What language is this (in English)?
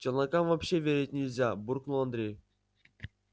Russian